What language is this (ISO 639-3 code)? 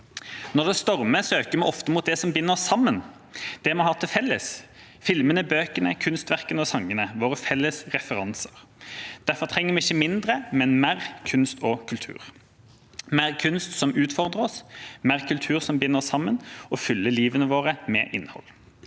nor